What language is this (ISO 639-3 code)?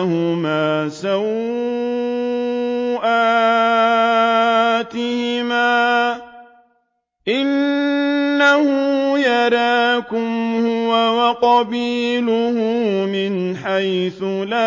ara